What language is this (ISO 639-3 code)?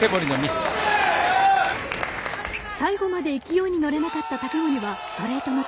jpn